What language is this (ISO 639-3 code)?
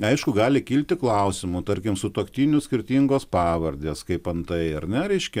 lit